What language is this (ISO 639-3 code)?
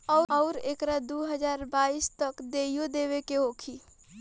bho